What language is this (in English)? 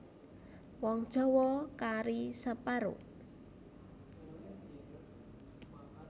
Javanese